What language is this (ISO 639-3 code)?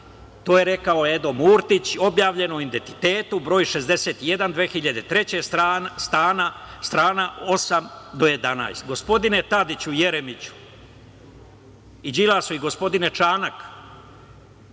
srp